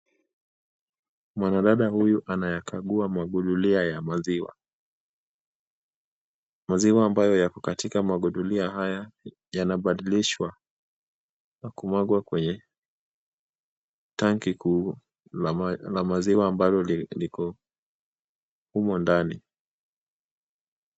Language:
Swahili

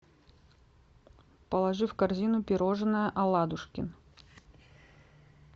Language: Russian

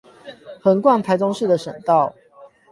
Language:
Chinese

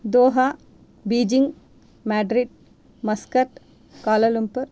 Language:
Sanskrit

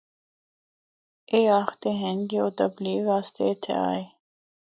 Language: Northern Hindko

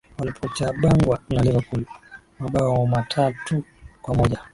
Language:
Swahili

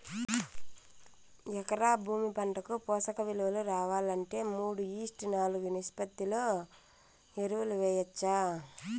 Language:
Telugu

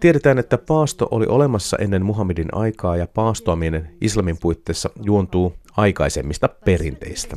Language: Finnish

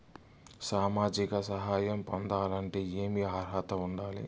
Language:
Telugu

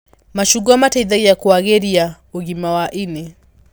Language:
Kikuyu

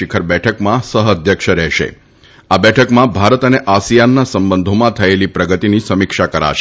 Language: Gujarati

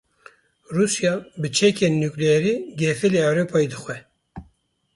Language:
Kurdish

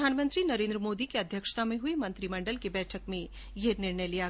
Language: Hindi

